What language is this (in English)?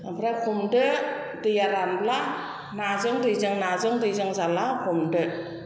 Bodo